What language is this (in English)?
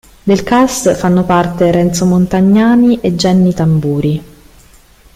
Italian